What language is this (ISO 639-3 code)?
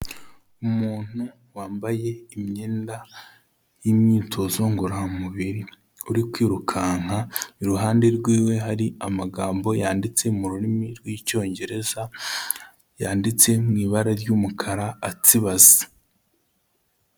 kin